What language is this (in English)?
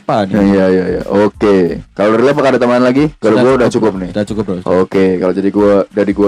Indonesian